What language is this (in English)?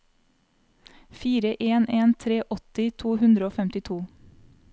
Norwegian